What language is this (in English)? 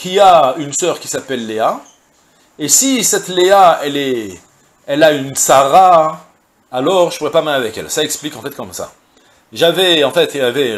French